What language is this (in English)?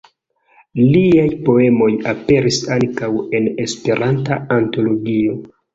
Esperanto